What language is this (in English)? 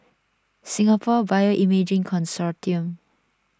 English